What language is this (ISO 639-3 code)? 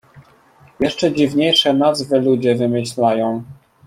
pol